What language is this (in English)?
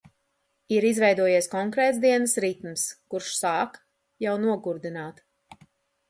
Latvian